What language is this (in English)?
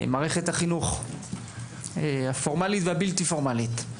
Hebrew